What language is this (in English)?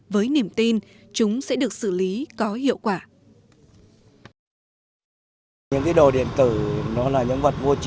Vietnamese